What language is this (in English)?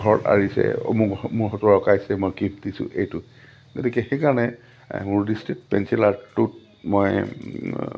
Assamese